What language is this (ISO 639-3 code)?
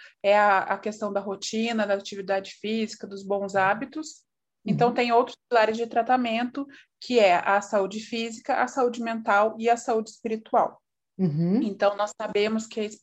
por